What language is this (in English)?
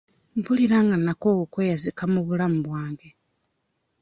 Ganda